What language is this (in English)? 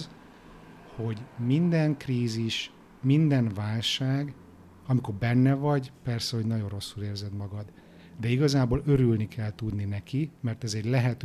Hungarian